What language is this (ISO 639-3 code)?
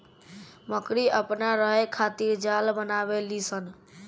bho